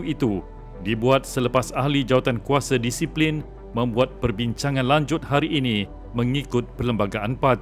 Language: Malay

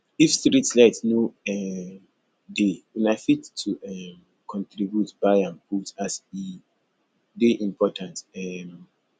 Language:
Nigerian Pidgin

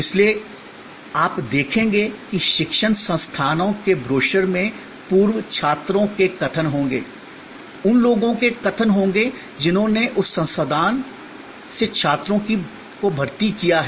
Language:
Hindi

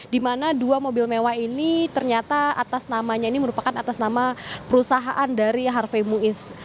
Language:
Indonesian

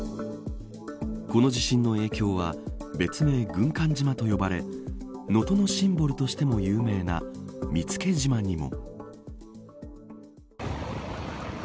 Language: Japanese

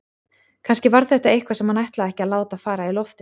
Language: Icelandic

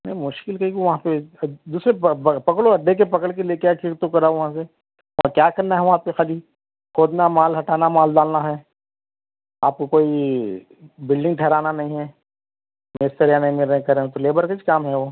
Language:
Urdu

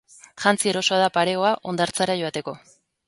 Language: Basque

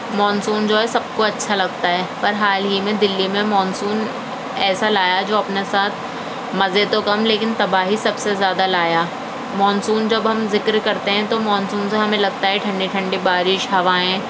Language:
Urdu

